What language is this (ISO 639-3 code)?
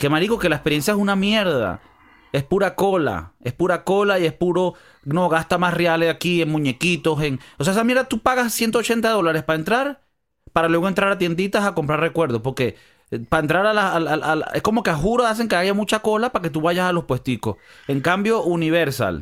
spa